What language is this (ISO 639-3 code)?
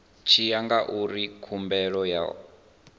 ven